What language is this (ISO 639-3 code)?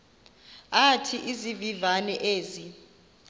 xho